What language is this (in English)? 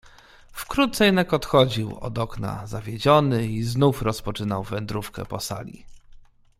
Polish